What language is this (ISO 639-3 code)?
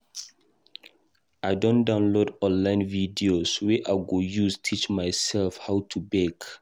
pcm